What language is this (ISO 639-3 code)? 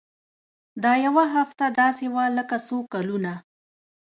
pus